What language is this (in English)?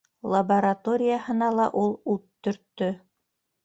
Bashkir